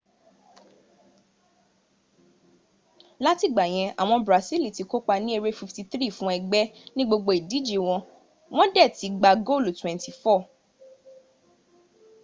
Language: Yoruba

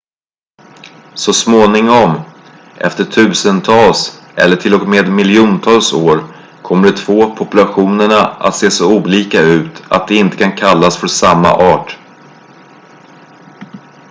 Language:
Swedish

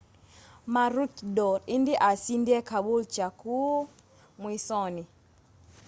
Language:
Kamba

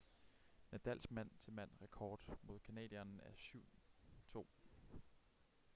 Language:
Danish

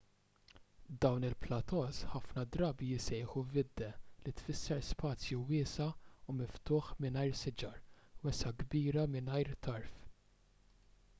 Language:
Maltese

